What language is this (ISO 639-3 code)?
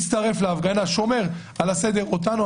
heb